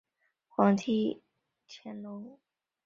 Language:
Chinese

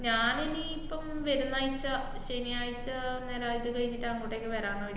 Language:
Malayalam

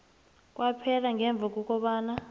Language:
South Ndebele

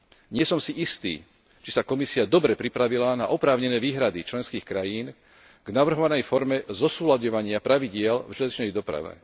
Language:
Slovak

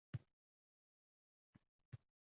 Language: Uzbek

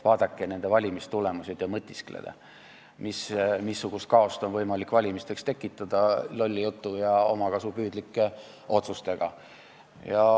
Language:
Estonian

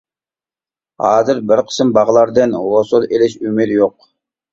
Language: Uyghur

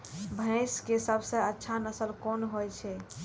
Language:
Maithili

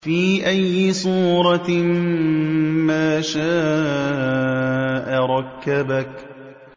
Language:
Arabic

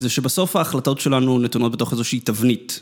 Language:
Hebrew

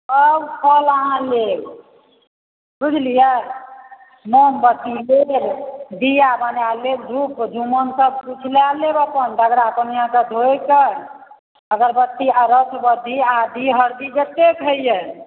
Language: Maithili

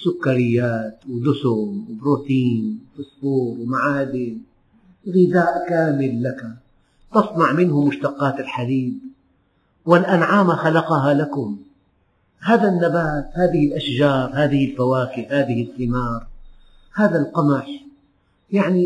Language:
Arabic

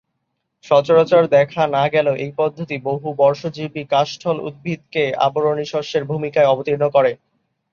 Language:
Bangla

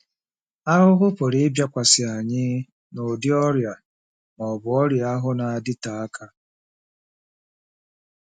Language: Igbo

